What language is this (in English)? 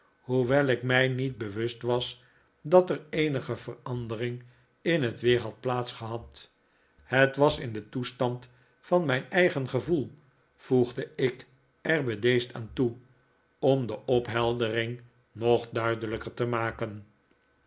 Dutch